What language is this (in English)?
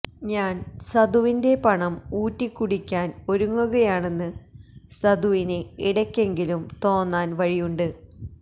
Malayalam